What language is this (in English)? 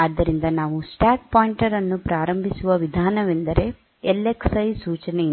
Kannada